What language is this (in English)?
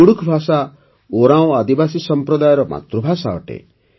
Odia